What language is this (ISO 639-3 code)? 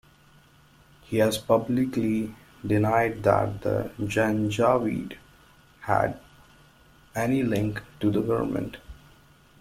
eng